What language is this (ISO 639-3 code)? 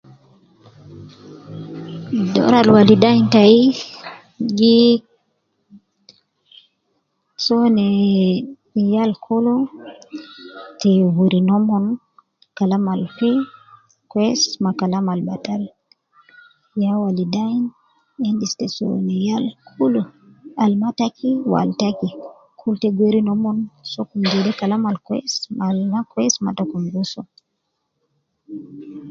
kcn